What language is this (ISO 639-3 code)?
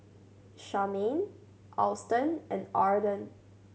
eng